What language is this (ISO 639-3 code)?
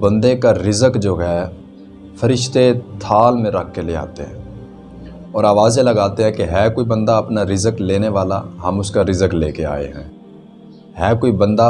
urd